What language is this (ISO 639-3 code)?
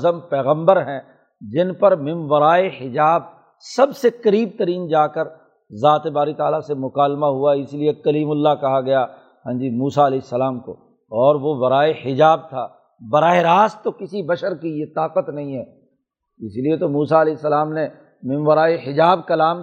urd